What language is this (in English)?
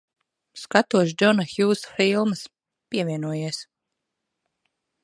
Latvian